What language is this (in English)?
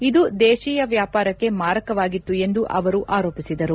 Kannada